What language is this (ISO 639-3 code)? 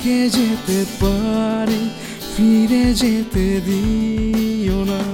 hin